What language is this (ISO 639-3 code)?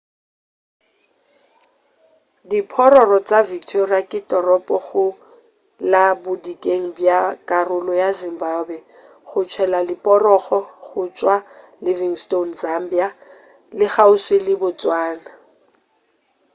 nso